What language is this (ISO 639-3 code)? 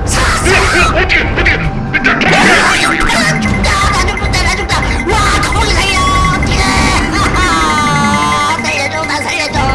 kor